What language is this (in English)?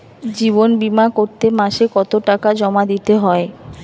Bangla